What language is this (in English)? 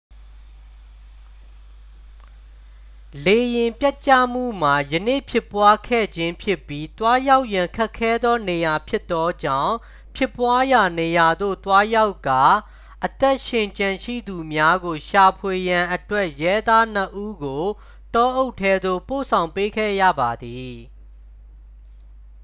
Burmese